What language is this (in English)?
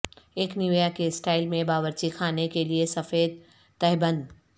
Urdu